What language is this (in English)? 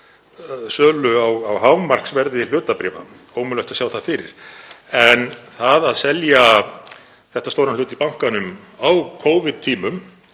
Icelandic